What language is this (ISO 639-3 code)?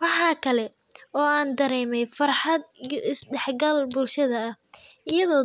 som